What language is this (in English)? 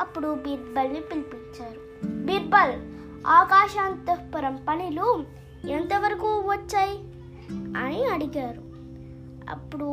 Telugu